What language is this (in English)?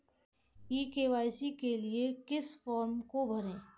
Hindi